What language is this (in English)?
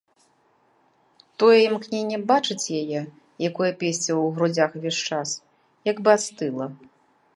Belarusian